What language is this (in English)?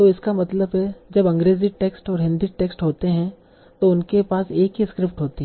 Hindi